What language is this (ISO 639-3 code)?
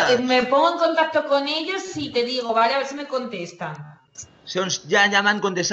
spa